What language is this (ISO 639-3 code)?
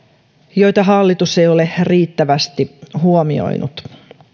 fin